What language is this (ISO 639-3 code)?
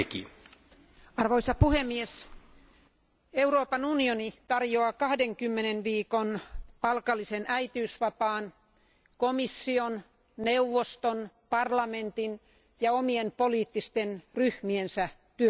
fin